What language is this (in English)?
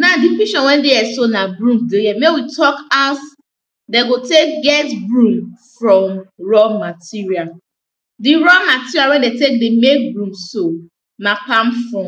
Nigerian Pidgin